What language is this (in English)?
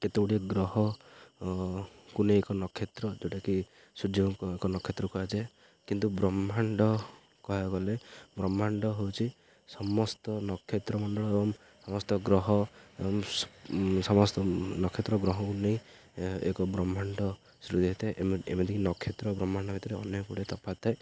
Odia